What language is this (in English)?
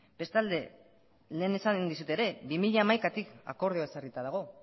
Basque